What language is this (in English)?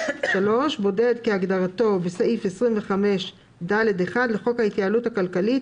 Hebrew